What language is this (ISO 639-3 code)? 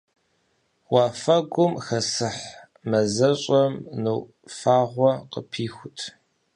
kbd